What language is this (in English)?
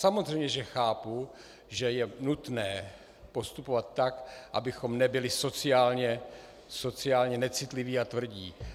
Czech